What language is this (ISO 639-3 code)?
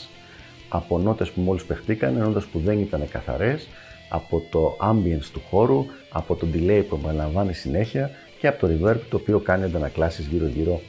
ell